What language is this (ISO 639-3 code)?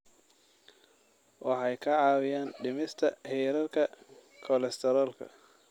som